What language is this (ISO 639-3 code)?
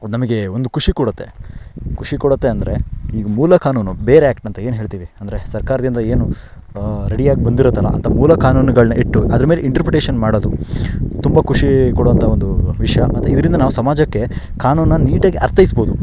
kan